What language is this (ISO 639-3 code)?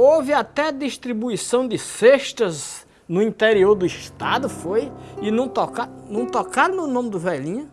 por